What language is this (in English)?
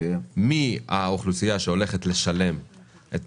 Hebrew